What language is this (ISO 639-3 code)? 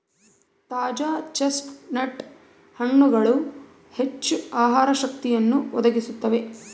kan